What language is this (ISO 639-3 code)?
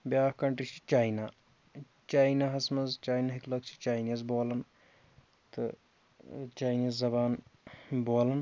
kas